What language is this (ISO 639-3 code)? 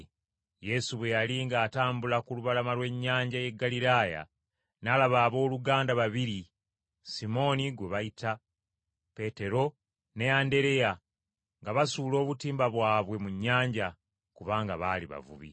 lug